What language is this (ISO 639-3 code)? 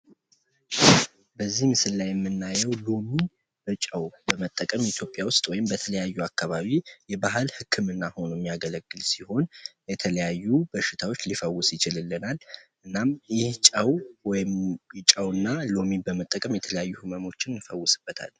amh